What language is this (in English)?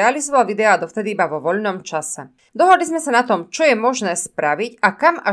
Slovak